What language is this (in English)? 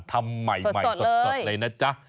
Thai